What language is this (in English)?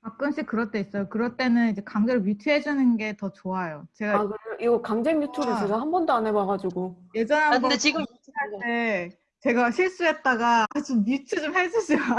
Korean